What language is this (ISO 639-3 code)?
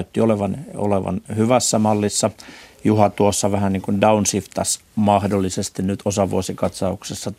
fin